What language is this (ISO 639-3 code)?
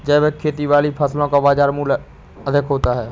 hin